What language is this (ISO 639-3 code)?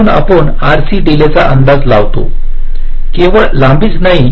mar